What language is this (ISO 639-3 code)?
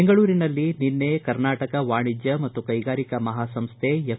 kan